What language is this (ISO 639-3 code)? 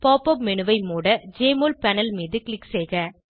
tam